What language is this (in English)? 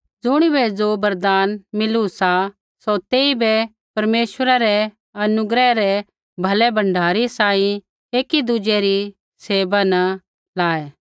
Kullu Pahari